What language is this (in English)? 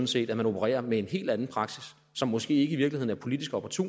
Danish